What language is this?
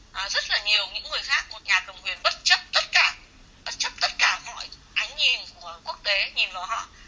Vietnamese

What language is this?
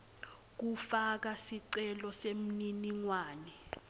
Swati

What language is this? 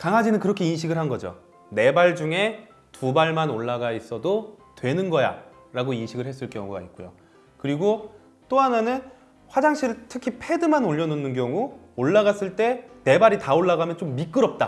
Korean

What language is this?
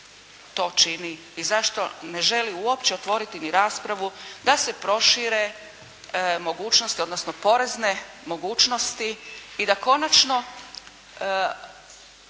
Croatian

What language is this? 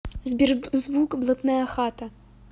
Russian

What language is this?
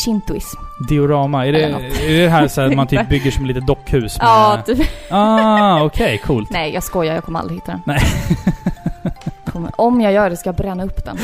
Swedish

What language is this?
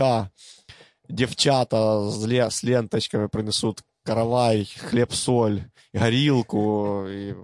Ukrainian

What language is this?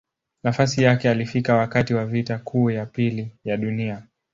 Swahili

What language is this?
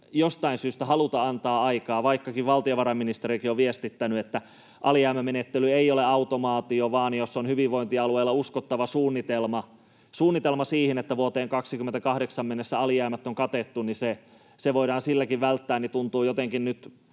Finnish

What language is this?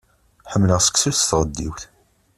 Kabyle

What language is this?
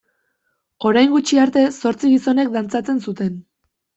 Basque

